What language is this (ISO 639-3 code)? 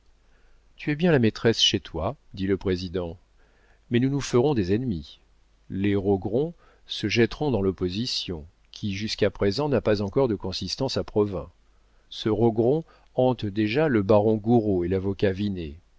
fra